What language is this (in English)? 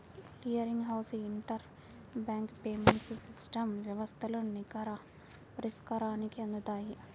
Telugu